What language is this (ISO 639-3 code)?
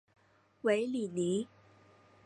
zho